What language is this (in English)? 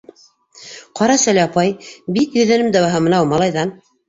Bashkir